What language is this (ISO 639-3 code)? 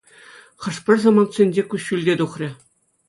chv